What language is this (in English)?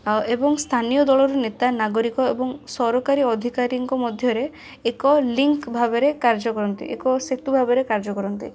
Odia